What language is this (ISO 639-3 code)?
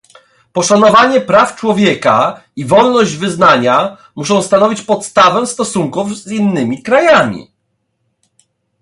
pol